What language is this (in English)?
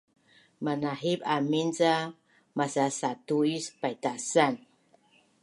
Bunun